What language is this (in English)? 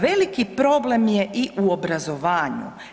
Croatian